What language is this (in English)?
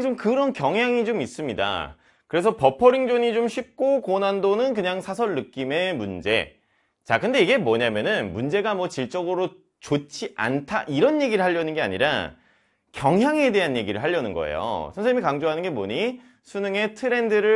Korean